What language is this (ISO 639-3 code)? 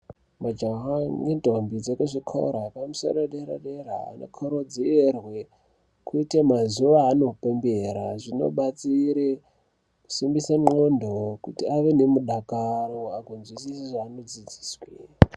ndc